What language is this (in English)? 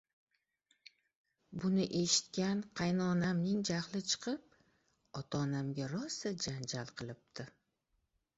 Uzbek